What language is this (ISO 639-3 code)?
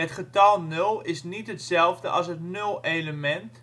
nld